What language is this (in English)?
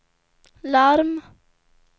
Swedish